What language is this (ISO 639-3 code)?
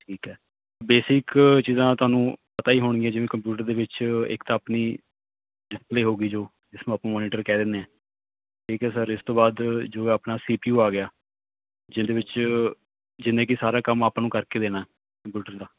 pan